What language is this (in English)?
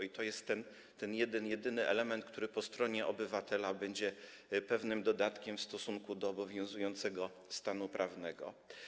Polish